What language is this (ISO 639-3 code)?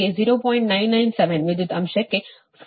kan